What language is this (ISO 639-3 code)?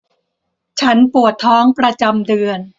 tha